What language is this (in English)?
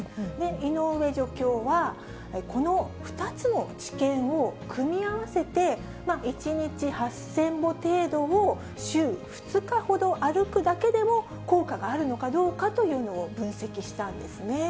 Japanese